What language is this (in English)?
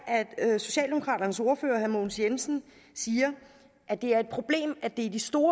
Danish